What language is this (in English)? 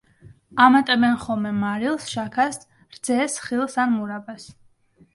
Georgian